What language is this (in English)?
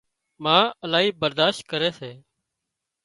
Wadiyara Koli